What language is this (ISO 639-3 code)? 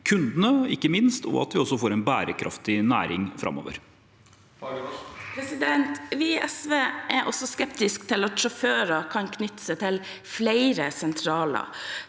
nor